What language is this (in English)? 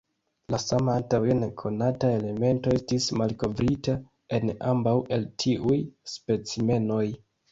Esperanto